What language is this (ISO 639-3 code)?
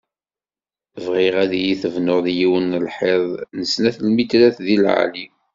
kab